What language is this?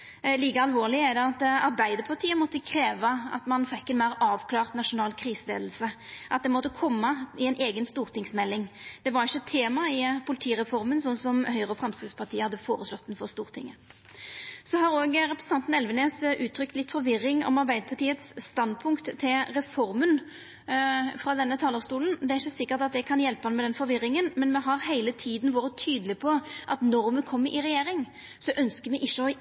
Norwegian Nynorsk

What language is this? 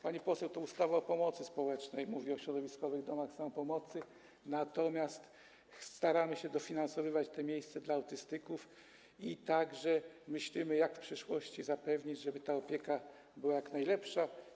Polish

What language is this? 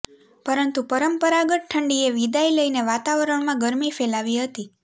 Gujarati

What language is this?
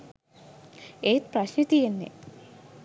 Sinhala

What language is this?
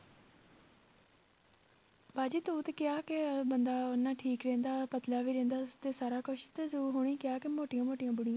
Punjabi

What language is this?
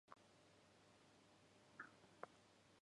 Japanese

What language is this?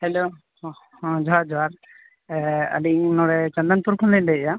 Santali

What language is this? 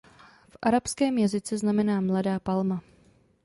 Czech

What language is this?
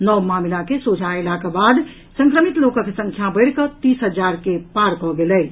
Maithili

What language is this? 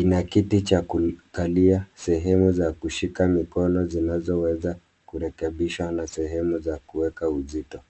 Swahili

